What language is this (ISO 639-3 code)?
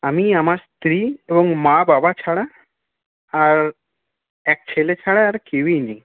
ben